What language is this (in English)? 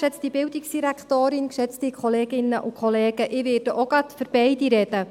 Swiss German